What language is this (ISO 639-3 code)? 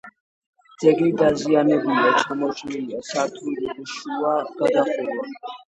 kat